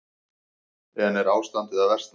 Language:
Icelandic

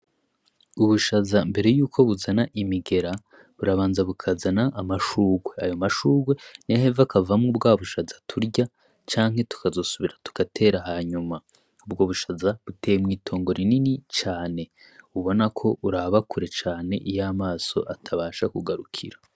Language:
Rundi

